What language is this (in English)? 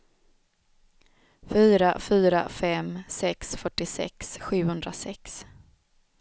Swedish